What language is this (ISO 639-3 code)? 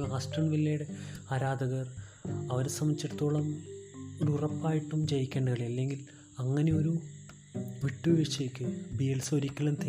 mal